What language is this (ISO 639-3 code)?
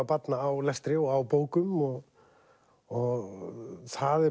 isl